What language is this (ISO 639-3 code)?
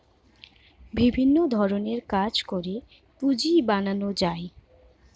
ben